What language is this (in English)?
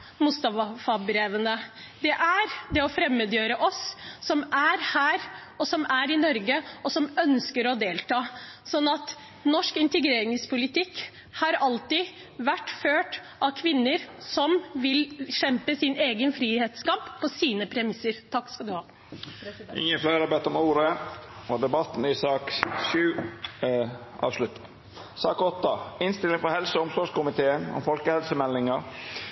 Norwegian